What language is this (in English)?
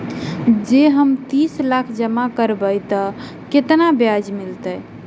Maithili